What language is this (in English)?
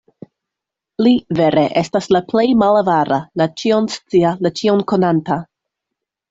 Esperanto